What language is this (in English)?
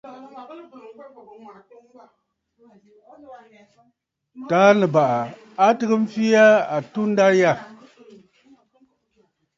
Bafut